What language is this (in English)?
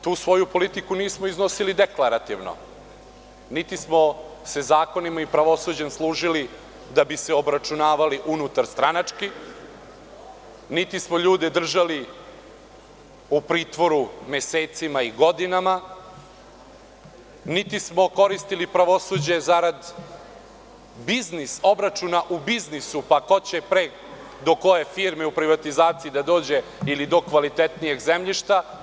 Serbian